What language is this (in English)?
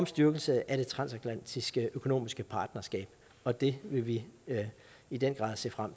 Danish